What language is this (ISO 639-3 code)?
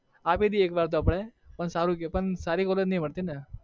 guj